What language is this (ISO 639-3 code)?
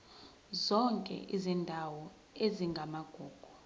zul